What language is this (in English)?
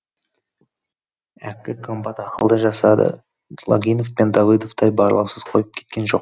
Kazakh